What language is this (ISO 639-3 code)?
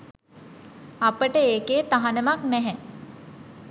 sin